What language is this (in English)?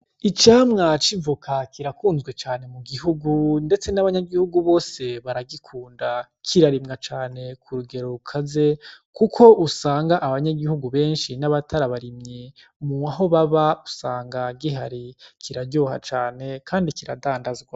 Rundi